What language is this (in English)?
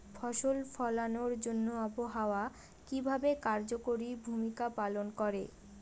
Bangla